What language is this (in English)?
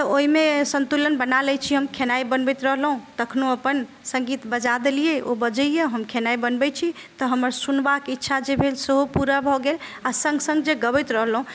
Maithili